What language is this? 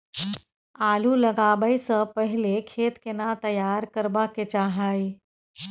Maithili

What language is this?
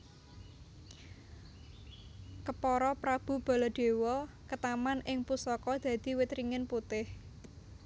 Javanese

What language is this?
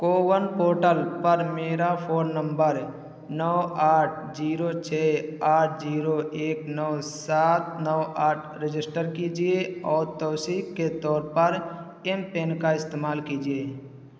Urdu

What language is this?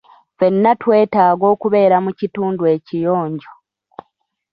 Ganda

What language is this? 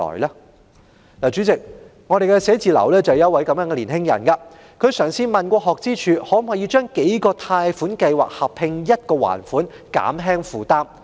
Cantonese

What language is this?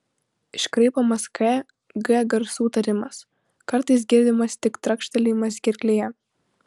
Lithuanian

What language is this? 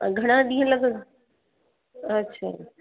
Sindhi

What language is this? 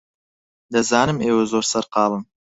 Central Kurdish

